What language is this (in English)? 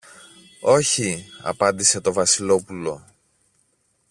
Greek